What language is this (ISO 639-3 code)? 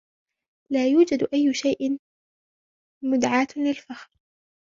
ara